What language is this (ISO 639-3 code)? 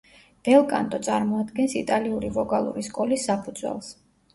kat